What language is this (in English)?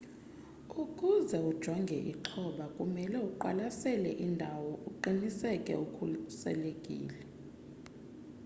Xhosa